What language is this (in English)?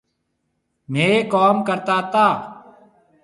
Marwari (Pakistan)